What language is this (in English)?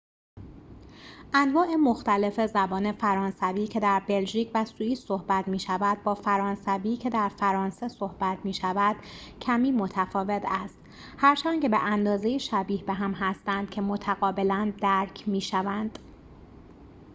Persian